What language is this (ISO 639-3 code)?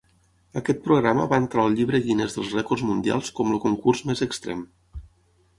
cat